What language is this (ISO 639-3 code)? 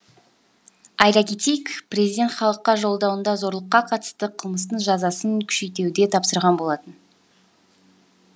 kaz